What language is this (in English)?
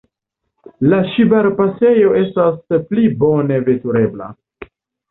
Esperanto